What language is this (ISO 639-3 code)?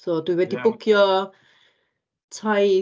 cym